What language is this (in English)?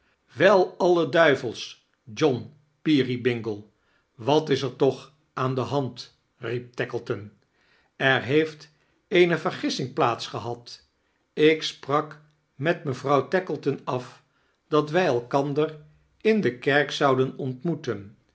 Dutch